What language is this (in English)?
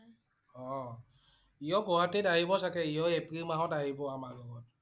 Assamese